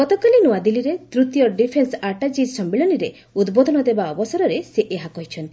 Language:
Odia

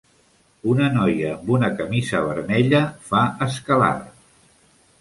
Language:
Catalan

